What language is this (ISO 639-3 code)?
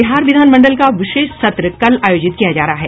hin